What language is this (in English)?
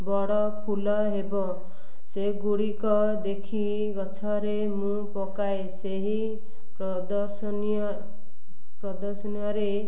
Odia